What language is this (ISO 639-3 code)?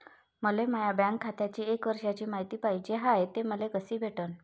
mar